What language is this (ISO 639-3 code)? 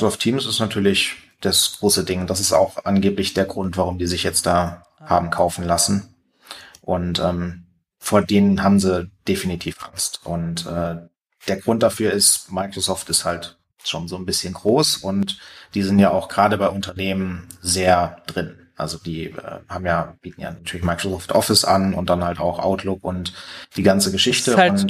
deu